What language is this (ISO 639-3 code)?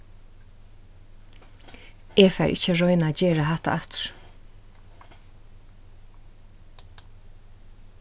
fao